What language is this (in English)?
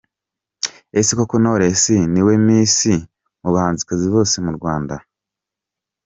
Kinyarwanda